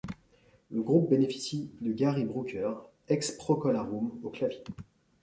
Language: French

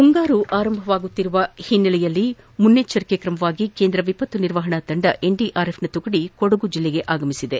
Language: Kannada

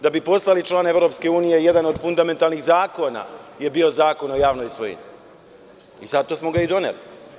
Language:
Serbian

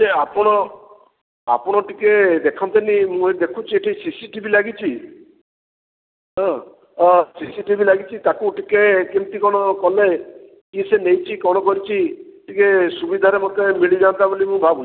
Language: Odia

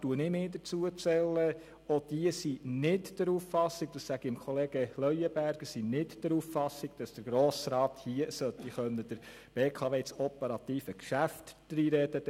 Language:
Swiss German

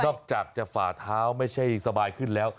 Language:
Thai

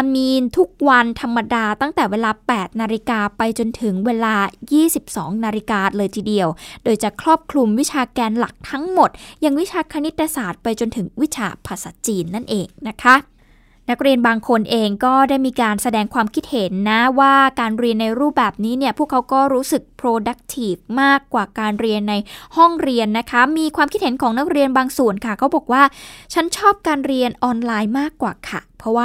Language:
Thai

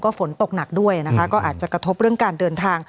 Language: Thai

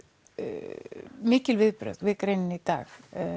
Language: Icelandic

